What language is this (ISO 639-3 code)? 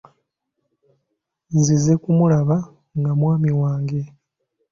lug